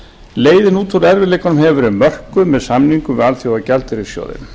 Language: Icelandic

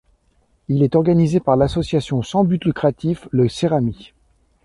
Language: French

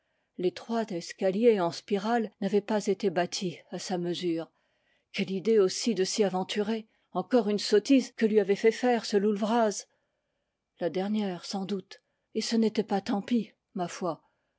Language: French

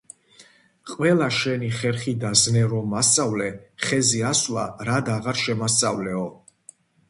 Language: Georgian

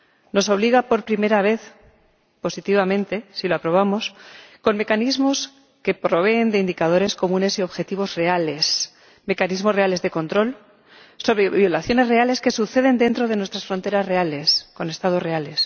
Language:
Spanish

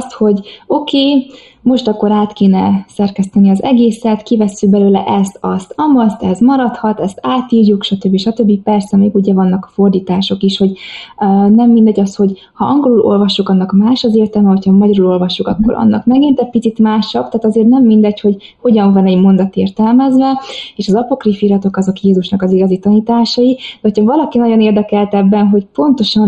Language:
Hungarian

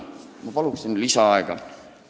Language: Estonian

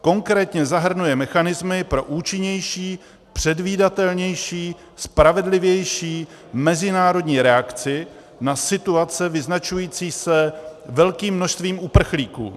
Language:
Czech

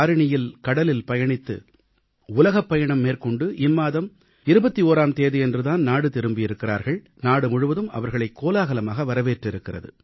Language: Tamil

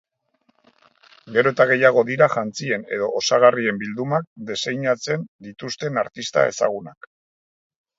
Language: Basque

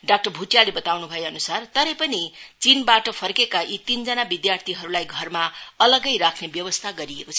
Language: Nepali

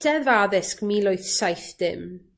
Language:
Welsh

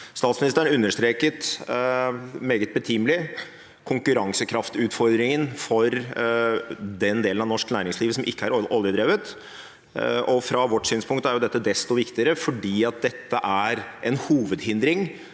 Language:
Norwegian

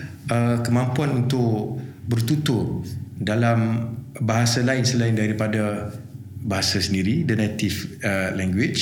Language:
Malay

